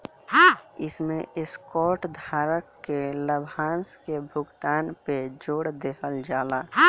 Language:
Bhojpuri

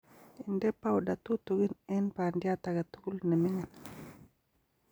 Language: Kalenjin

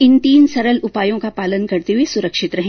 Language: Hindi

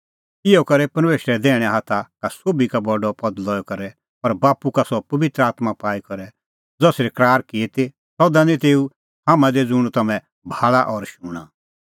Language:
Kullu Pahari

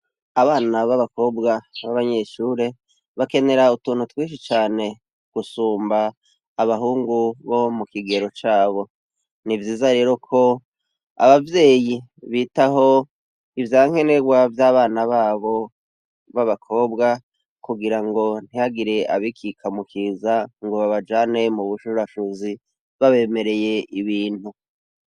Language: Rundi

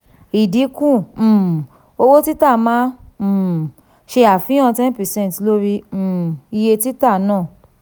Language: Yoruba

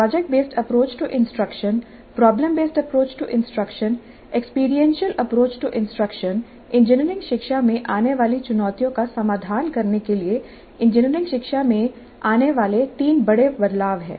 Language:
Hindi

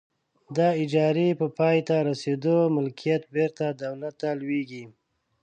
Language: Pashto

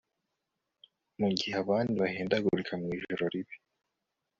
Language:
Kinyarwanda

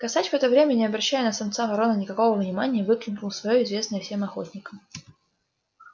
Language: Russian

